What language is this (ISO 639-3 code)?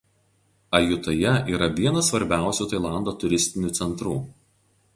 lit